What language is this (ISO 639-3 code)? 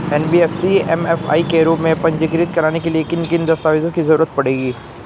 hin